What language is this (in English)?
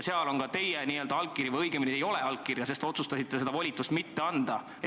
Estonian